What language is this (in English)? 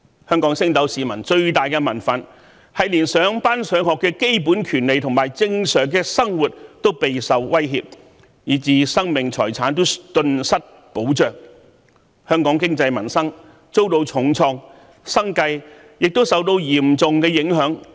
Cantonese